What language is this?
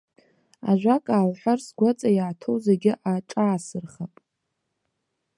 Abkhazian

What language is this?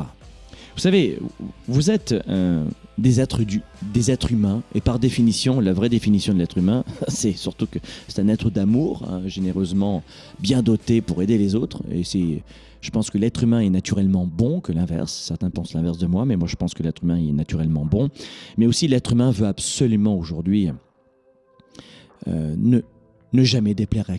French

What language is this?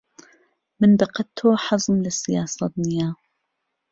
Central Kurdish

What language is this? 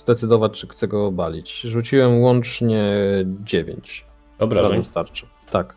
Polish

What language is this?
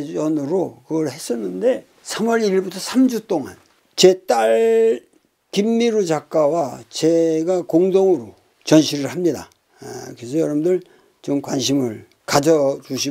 Korean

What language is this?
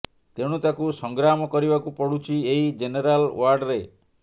Odia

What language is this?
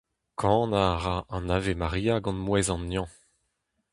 Breton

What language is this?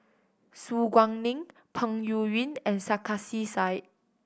English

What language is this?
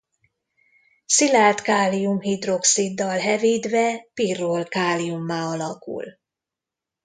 Hungarian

